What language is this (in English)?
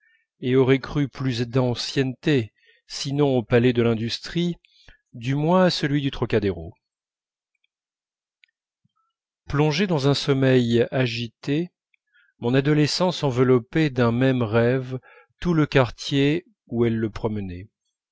French